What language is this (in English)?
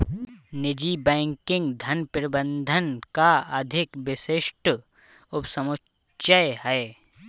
Hindi